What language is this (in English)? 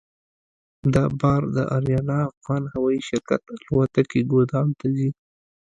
Pashto